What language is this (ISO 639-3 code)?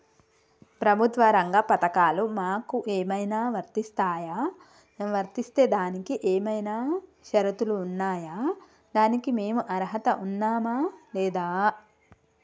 tel